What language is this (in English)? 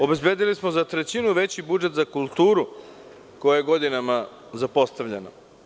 Serbian